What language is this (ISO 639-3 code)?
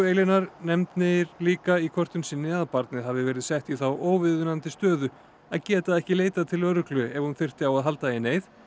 isl